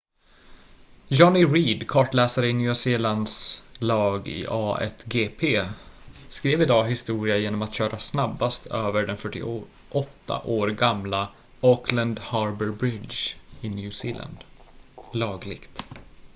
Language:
Swedish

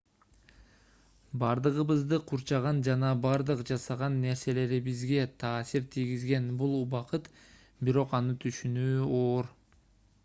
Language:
Kyrgyz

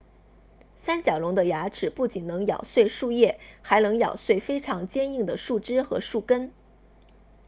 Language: Chinese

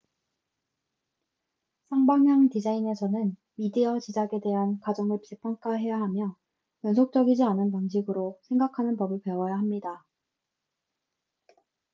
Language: Korean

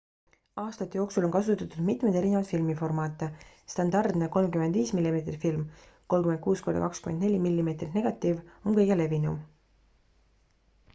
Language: Estonian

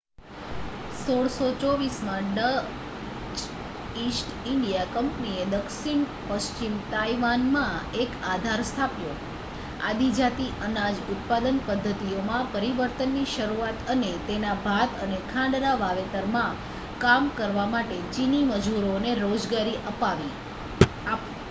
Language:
Gujarati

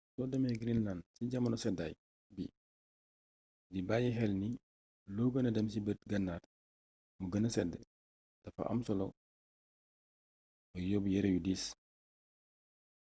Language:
Wolof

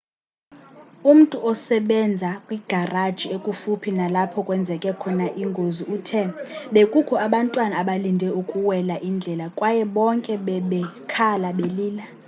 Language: Xhosa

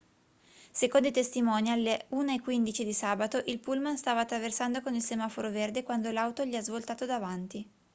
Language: Italian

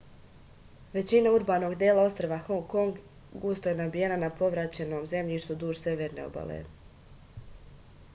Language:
Serbian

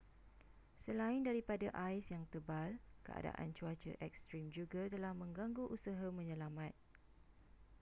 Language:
Malay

